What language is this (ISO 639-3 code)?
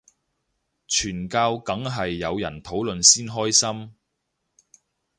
yue